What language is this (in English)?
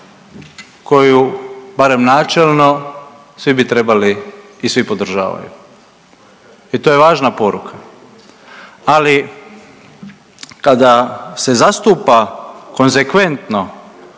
Croatian